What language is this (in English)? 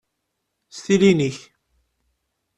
Kabyle